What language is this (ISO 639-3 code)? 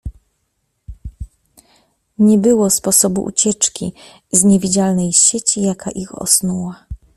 pol